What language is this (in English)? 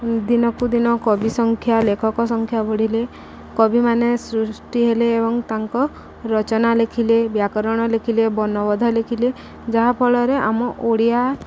Odia